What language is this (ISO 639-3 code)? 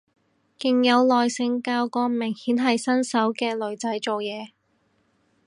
yue